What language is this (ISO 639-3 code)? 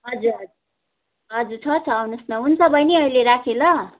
nep